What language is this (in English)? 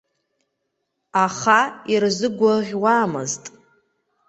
Abkhazian